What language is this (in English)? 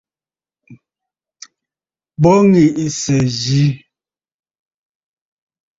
Bafut